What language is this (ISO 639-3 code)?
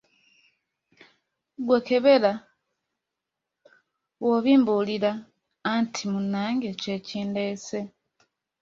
lug